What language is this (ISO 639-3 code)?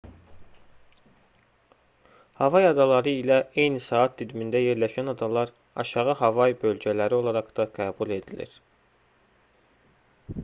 aze